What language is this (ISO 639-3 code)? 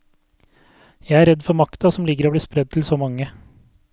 nor